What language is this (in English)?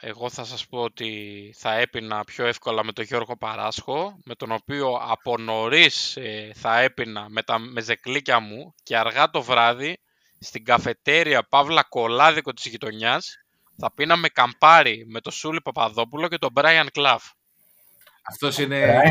Greek